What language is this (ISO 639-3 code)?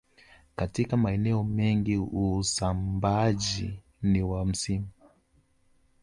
swa